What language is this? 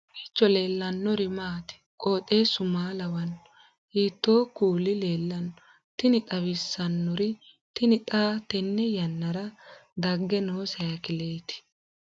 Sidamo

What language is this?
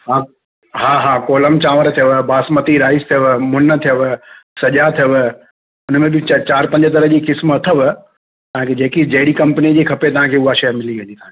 Sindhi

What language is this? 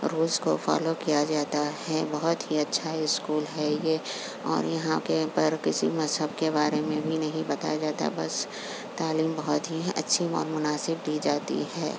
Urdu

